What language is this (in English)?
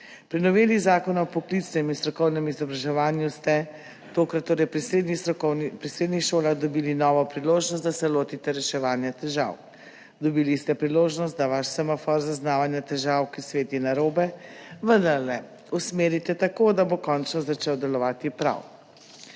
Slovenian